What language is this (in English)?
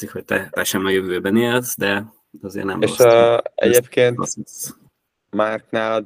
Hungarian